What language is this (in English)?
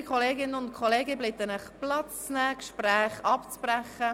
Swiss German